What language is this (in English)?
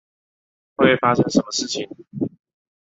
Chinese